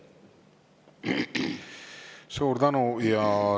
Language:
Estonian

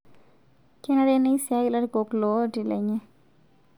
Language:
Masai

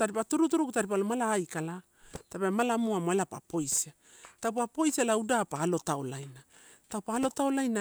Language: Torau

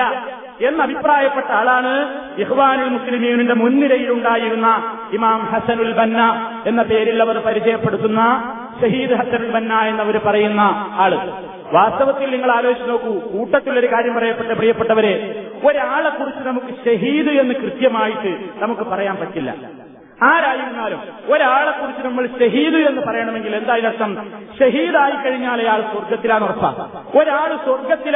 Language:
Malayalam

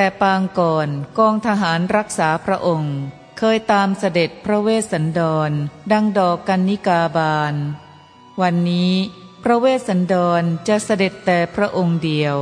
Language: Thai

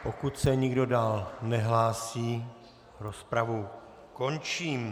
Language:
Czech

